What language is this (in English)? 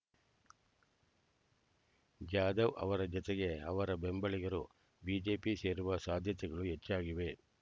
Kannada